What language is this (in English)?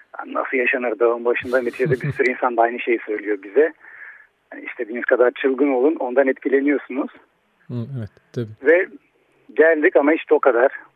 Turkish